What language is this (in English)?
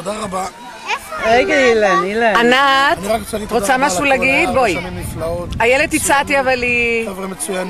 Hebrew